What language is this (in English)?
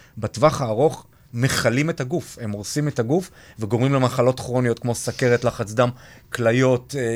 Hebrew